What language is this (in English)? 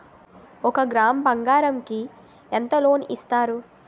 Telugu